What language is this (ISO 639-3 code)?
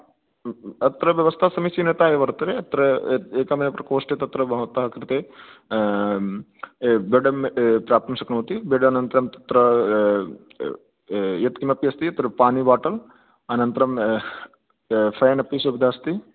san